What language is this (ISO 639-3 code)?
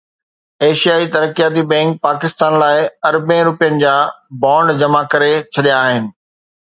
snd